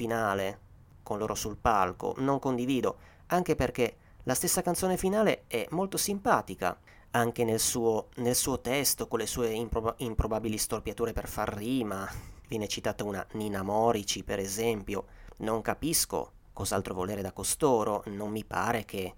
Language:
Italian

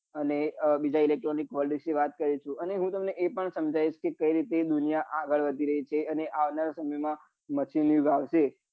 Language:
Gujarati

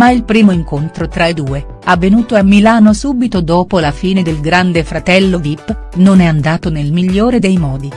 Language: Italian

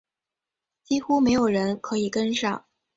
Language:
Chinese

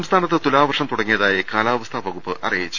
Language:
Malayalam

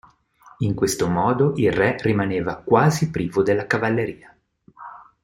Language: Italian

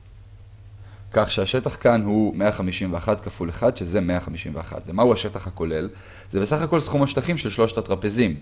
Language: Hebrew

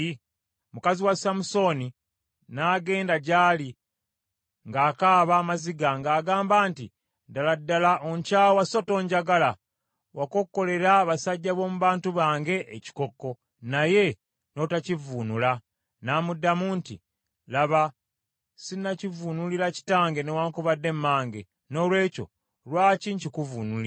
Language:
Ganda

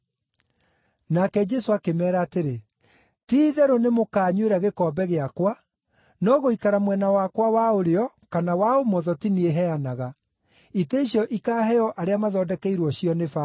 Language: Kikuyu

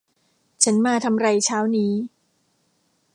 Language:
Thai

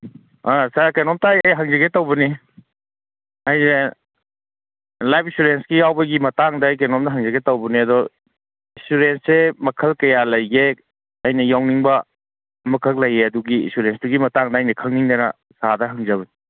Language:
Manipuri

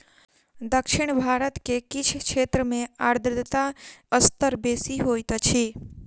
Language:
Maithili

